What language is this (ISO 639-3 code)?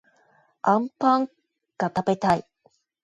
jpn